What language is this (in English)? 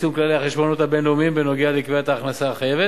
Hebrew